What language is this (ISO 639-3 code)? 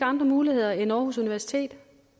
dan